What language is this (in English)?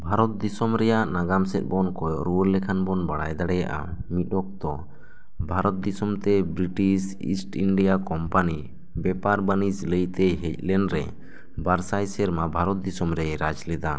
Santali